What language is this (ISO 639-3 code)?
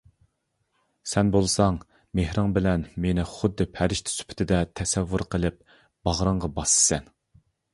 uig